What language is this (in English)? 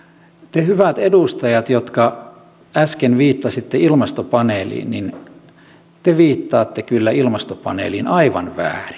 Finnish